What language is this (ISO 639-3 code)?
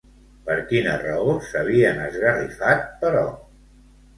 cat